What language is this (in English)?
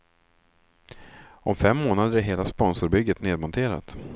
Swedish